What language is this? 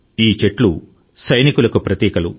Telugu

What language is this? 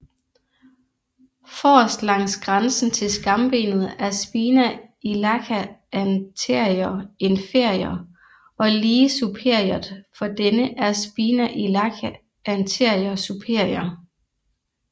Danish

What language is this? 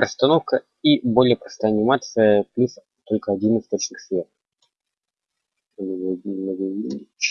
Russian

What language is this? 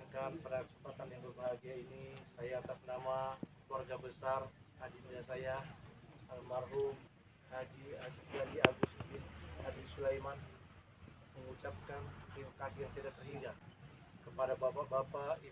Indonesian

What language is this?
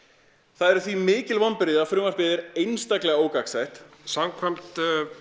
Icelandic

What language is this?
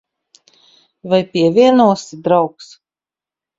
Latvian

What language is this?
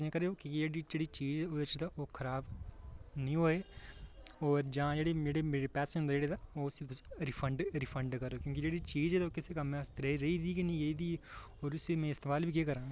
Dogri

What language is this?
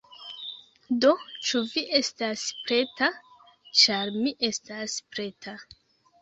Esperanto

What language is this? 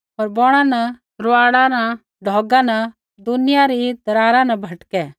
Kullu Pahari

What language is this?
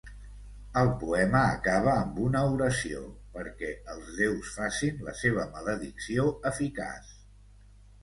Catalan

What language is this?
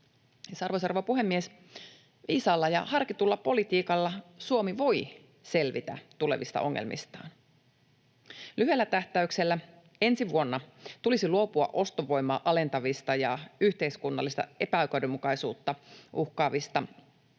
Finnish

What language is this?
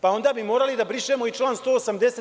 Serbian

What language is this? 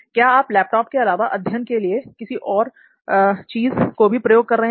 Hindi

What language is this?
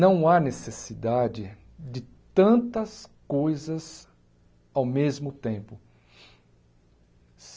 Portuguese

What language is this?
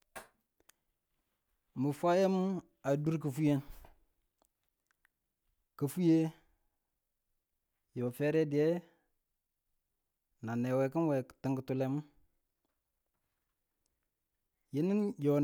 Tula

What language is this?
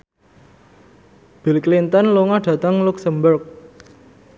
Javanese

